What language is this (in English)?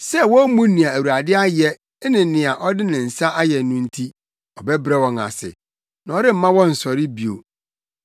Akan